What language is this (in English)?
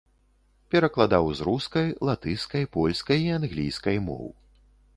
Belarusian